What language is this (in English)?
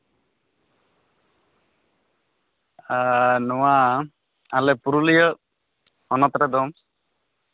Santali